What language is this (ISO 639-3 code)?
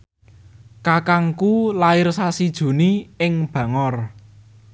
jav